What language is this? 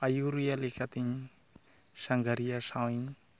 Santali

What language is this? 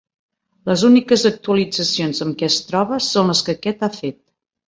Catalan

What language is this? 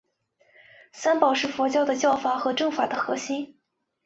Chinese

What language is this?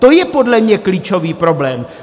Czech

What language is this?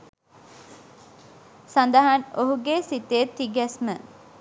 Sinhala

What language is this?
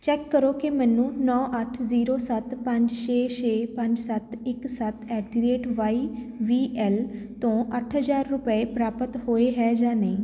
Punjabi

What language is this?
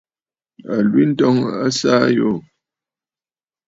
Bafut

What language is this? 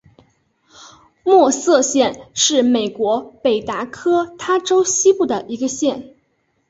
Chinese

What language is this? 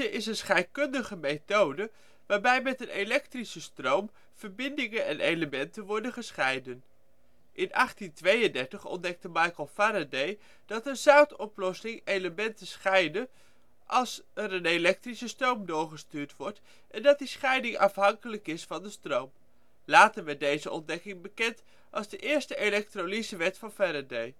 Dutch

